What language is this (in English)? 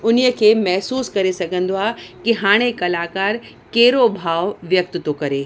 Sindhi